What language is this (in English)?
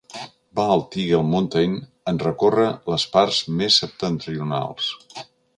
Catalan